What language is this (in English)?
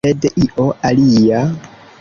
Esperanto